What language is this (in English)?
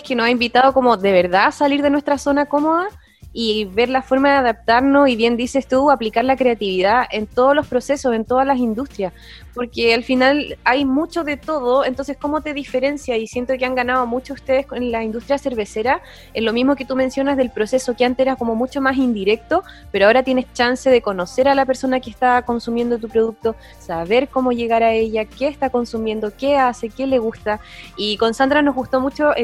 Spanish